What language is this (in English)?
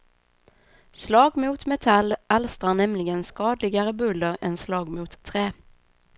Swedish